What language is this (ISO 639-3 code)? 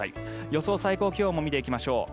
jpn